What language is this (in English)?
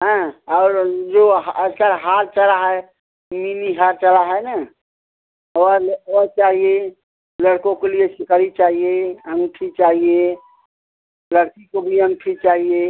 Hindi